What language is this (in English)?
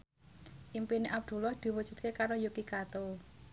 Javanese